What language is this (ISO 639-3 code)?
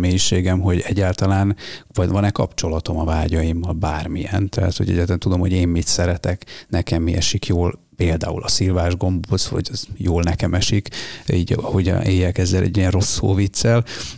hun